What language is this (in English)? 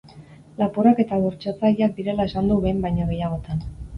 Basque